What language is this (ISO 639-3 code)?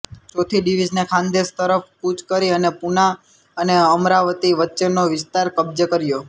guj